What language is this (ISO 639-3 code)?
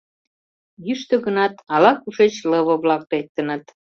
chm